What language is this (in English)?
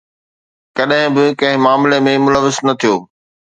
Sindhi